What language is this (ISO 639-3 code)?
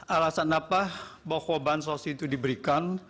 ind